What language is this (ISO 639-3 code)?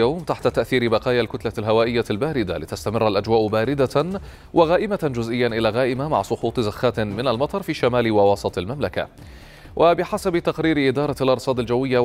ara